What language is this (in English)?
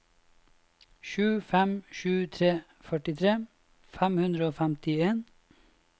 Norwegian